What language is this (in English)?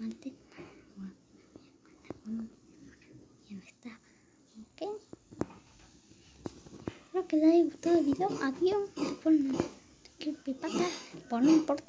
Spanish